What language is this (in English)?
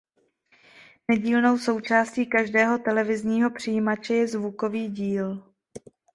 Czech